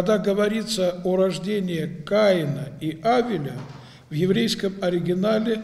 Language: Russian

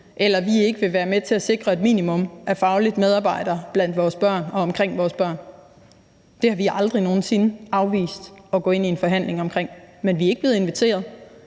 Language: Danish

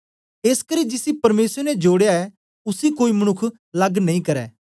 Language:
Dogri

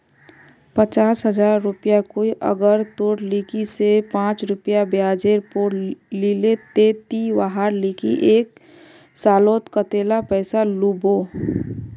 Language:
Magahi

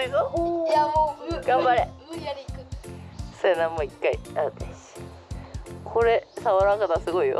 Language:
Japanese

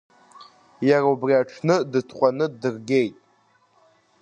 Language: Abkhazian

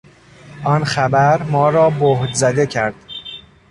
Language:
Persian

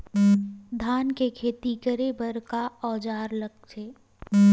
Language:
Chhattisgarhi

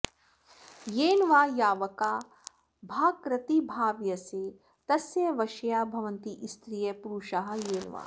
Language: Sanskrit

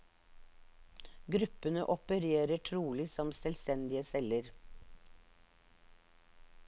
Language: Norwegian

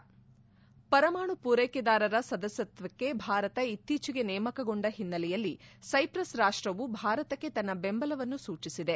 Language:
Kannada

